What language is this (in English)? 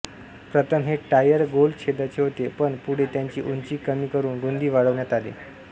Marathi